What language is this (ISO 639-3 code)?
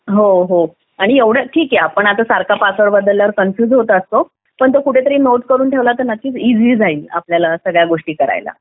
mar